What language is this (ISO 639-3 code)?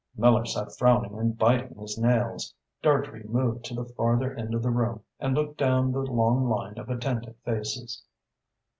eng